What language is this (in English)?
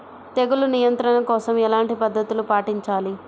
Telugu